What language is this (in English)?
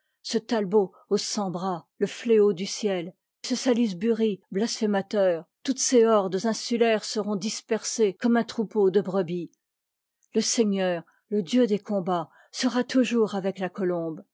French